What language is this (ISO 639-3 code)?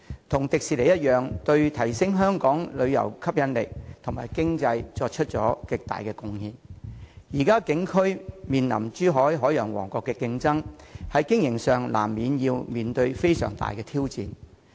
yue